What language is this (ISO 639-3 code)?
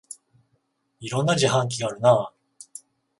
jpn